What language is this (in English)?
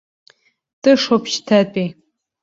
Abkhazian